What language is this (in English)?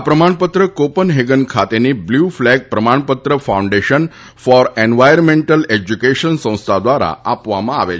Gujarati